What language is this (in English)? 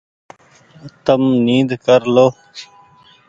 Goaria